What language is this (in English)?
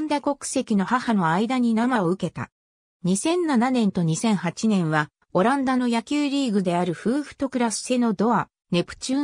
Japanese